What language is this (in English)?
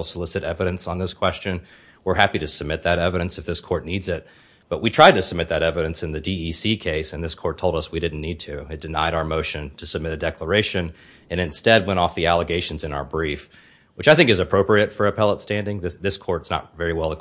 English